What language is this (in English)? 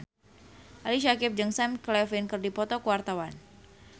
Sundanese